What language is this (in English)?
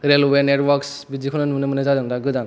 Bodo